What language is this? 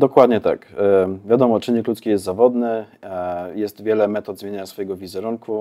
Polish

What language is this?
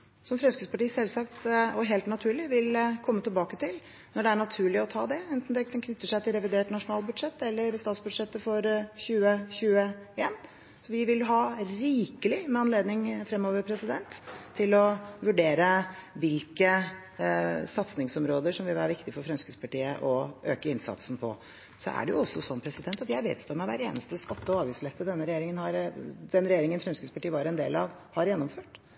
Norwegian Bokmål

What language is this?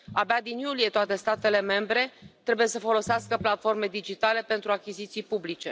Romanian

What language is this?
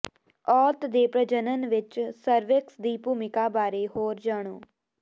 Punjabi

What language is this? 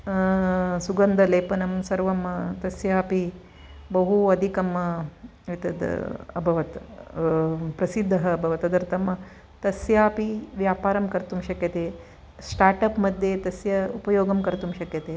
Sanskrit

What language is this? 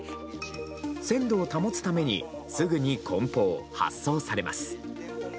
Japanese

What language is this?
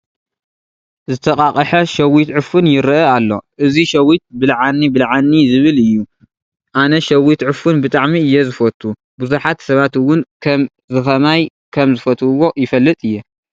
Tigrinya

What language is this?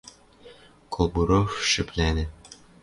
Western Mari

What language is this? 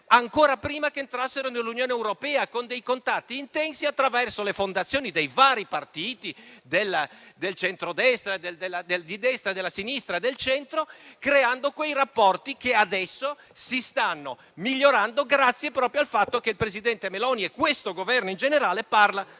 Italian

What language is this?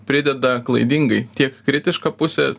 Lithuanian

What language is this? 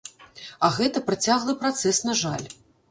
Belarusian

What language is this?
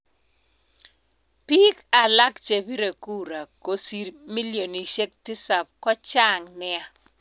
Kalenjin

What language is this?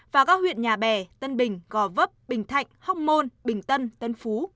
Vietnamese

